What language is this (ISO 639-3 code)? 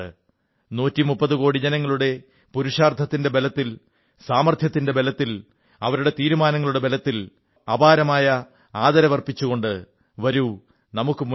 mal